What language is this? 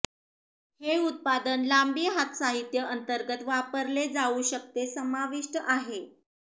Marathi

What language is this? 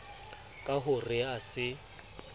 Southern Sotho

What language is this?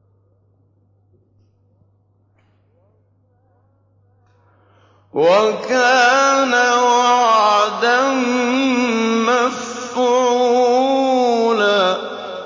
Arabic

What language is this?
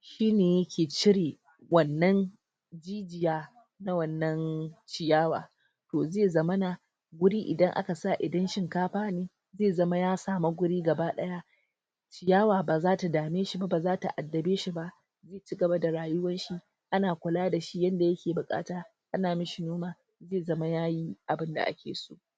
Hausa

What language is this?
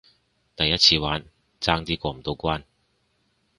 Cantonese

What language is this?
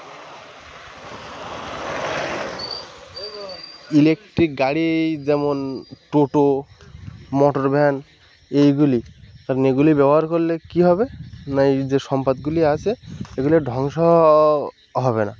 Bangla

